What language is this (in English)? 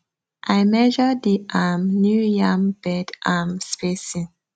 Nigerian Pidgin